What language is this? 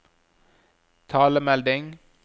Norwegian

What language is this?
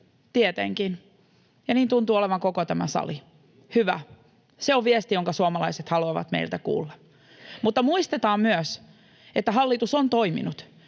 Finnish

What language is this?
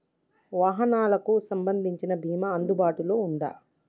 Telugu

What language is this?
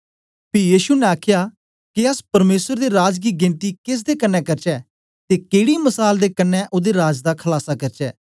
Dogri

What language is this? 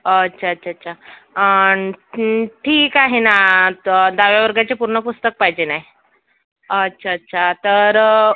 Marathi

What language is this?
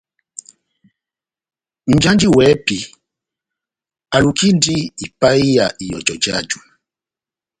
Batanga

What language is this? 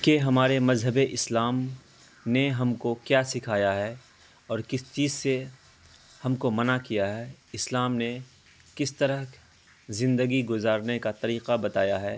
Urdu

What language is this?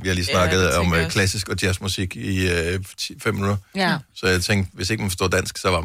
Danish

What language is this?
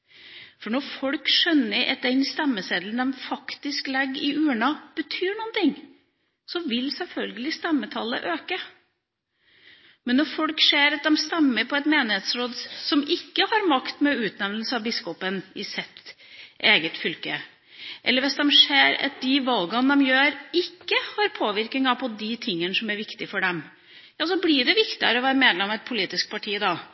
Norwegian Bokmål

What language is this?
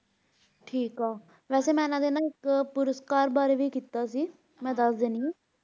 Punjabi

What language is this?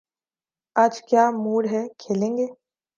Urdu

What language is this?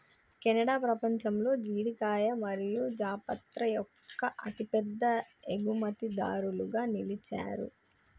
Telugu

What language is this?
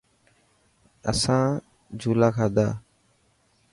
Dhatki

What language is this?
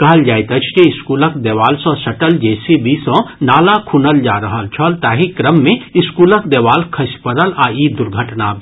Maithili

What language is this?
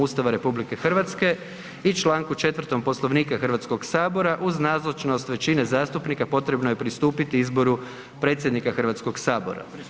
Croatian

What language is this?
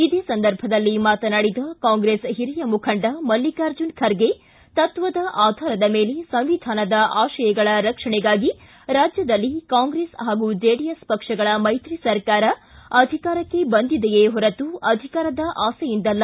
Kannada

